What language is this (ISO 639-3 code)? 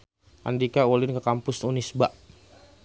sun